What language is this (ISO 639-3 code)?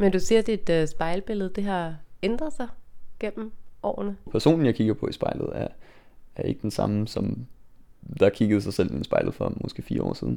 dan